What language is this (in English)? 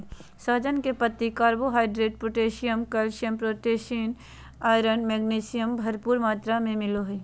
Magahi